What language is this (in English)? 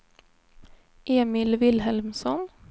Swedish